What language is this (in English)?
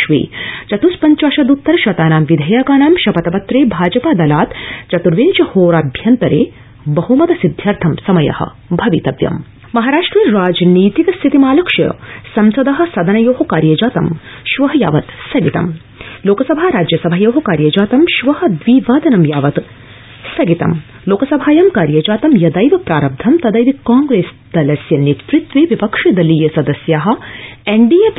Sanskrit